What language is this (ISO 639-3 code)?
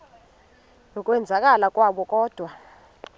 xho